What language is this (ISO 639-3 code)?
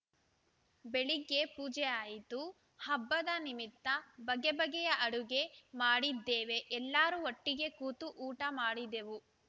kan